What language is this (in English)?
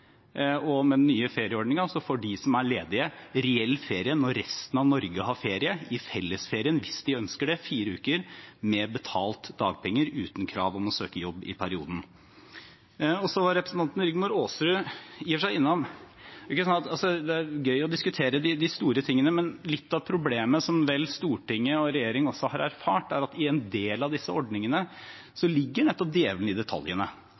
Norwegian Bokmål